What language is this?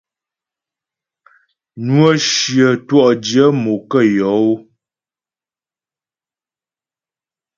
Ghomala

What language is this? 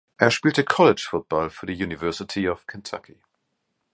German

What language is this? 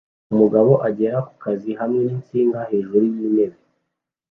Kinyarwanda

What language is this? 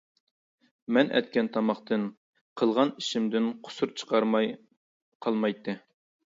Uyghur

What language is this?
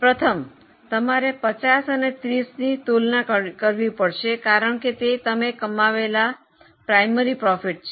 Gujarati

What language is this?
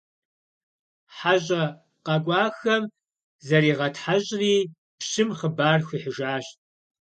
Kabardian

